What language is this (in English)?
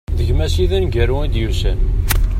Kabyle